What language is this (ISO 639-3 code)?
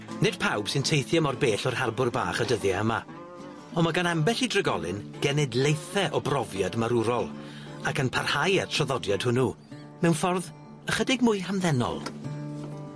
cym